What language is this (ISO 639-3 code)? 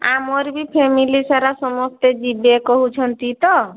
ori